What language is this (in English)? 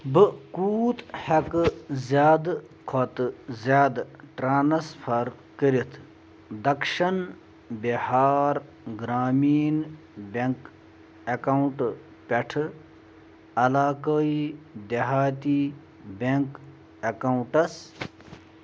Kashmiri